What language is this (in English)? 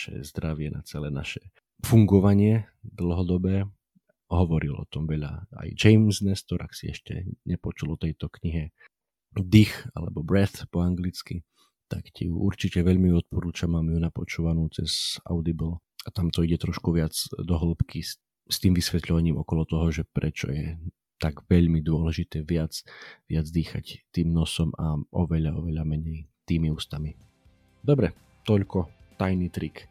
Slovak